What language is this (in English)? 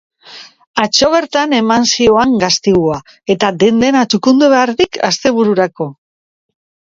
Basque